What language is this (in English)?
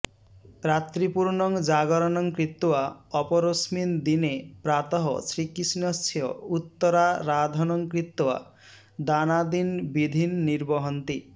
Sanskrit